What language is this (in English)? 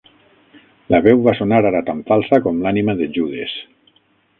Catalan